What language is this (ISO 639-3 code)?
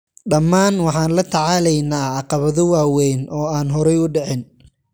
som